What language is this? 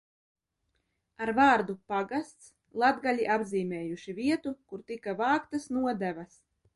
Latvian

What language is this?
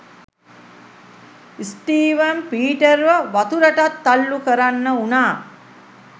Sinhala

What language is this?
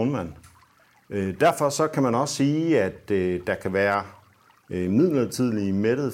Danish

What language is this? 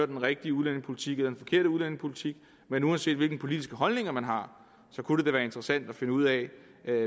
Danish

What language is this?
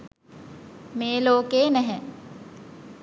Sinhala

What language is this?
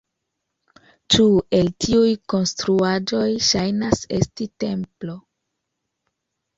Esperanto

